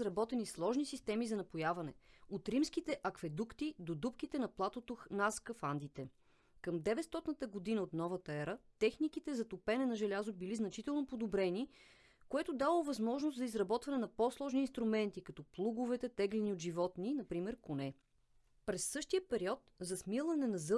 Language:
Bulgarian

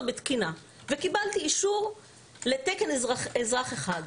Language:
Hebrew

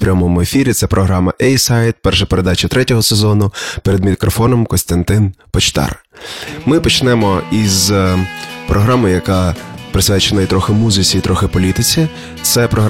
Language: Ukrainian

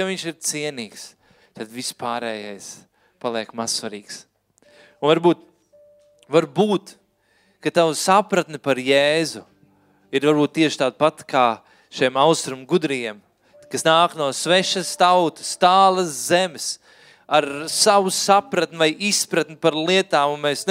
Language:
Finnish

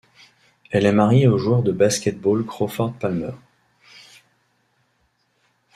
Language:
French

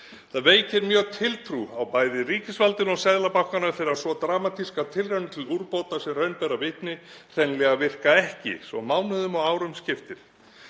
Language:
Icelandic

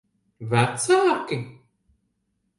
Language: Latvian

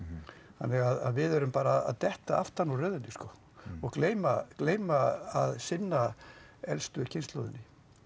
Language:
Icelandic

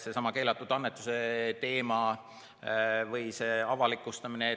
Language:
Estonian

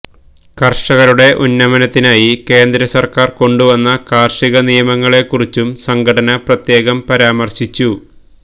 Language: Malayalam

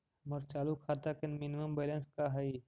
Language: Magahi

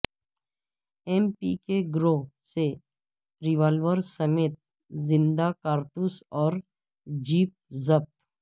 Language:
Urdu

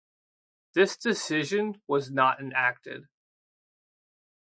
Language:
English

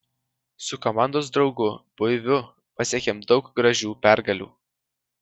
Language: Lithuanian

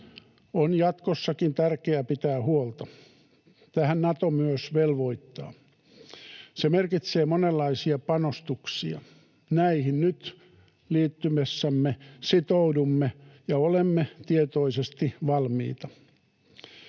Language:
Finnish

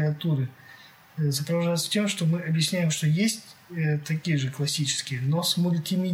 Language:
Russian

